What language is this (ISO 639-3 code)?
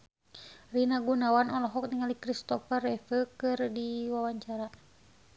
sun